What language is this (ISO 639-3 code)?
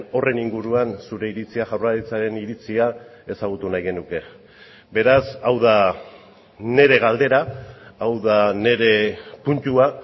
eus